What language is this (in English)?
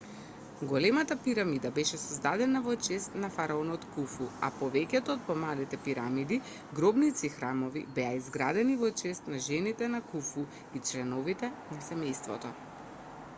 Macedonian